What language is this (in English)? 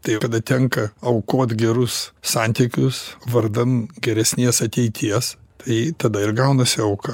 Lithuanian